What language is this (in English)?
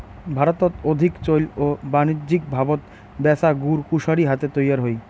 Bangla